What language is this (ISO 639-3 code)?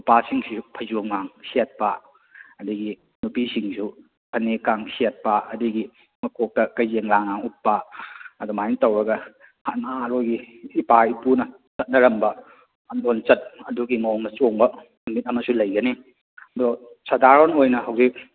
mni